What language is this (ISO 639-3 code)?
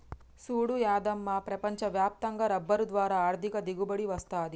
tel